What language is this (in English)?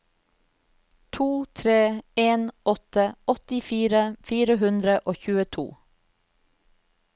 Norwegian